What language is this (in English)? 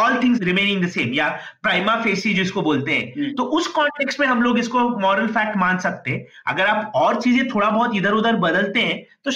Hindi